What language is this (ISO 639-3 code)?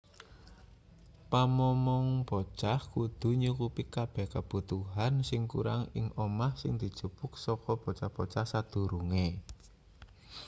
jav